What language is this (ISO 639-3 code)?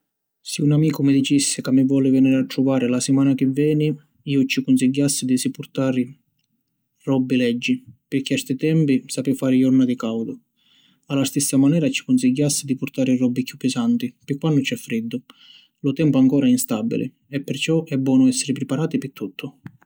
scn